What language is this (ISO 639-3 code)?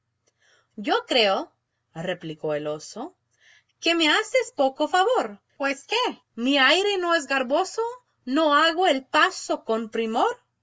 spa